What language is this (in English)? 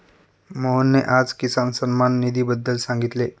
Marathi